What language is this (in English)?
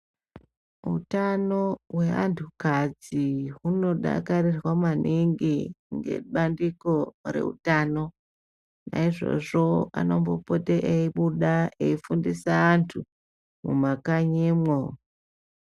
Ndau